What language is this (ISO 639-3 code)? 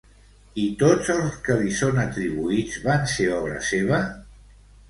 cat